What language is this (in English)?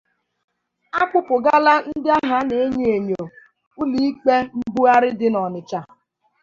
Igbo